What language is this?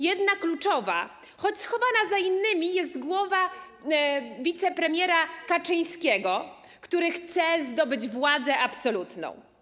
Polish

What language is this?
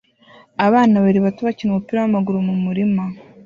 Kinyarwanda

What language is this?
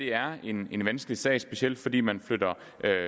Danish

